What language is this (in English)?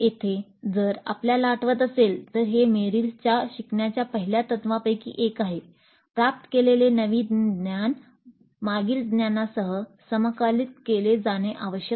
Marathi